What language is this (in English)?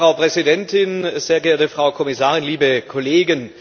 German